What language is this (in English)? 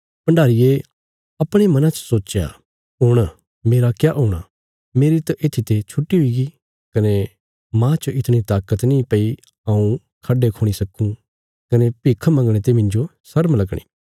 Bilaspuri